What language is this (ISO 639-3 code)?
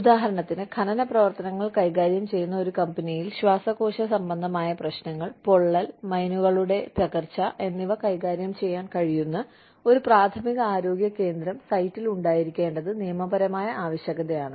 mal